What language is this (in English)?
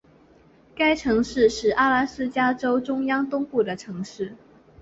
Chinese